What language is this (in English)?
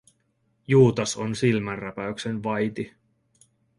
Finnish